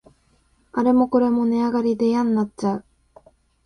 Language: Japanese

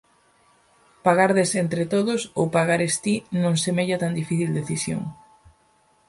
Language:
Galician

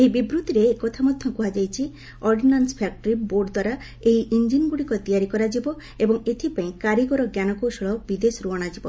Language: Odia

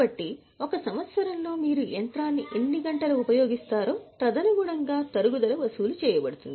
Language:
Telugu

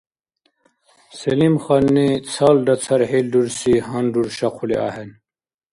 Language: Dargwa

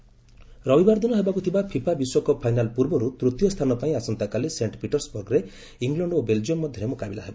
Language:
Odia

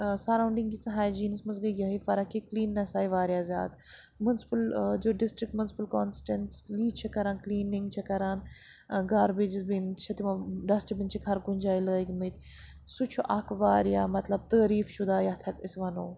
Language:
Kashmiri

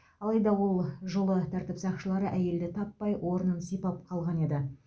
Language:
Kazakh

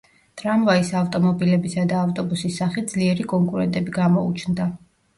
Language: Georgian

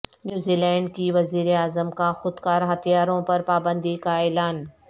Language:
Urdu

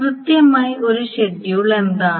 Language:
Malayalam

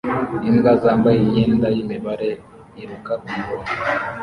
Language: Kinyarwanda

